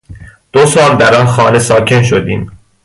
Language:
Persian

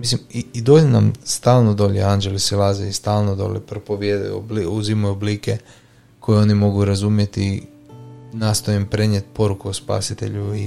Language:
Croatian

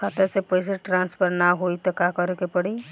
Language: Bhojpuri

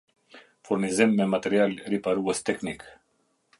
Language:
Albanian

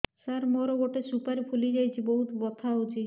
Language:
Odia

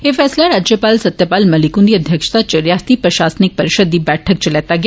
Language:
Dogri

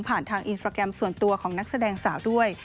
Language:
Thai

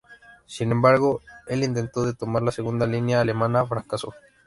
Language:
Spanish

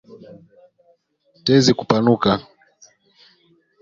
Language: Swahili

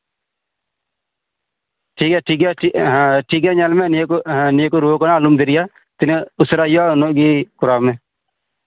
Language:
Santali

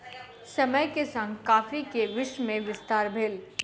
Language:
Maithili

